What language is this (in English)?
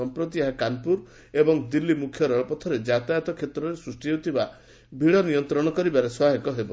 Odia